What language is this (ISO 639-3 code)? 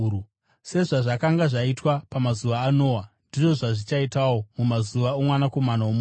sna